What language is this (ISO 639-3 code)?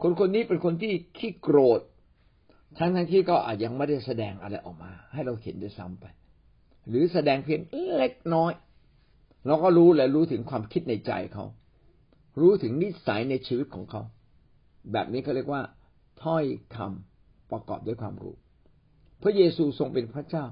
tha